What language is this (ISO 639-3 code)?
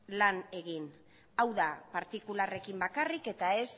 eus